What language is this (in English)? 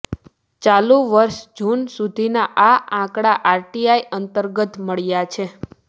Gujarati